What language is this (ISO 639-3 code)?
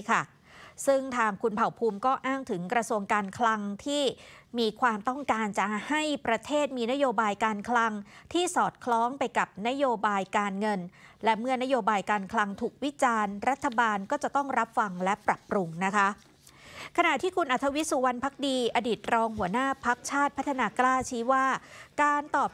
tha